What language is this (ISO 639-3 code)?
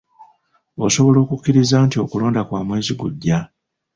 lug